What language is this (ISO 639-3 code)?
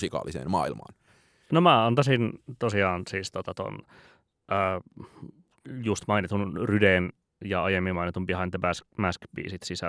fin